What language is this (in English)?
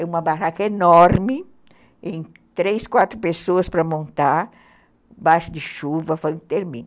Portuguese